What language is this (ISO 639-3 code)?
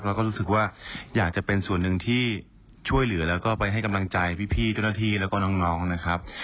tha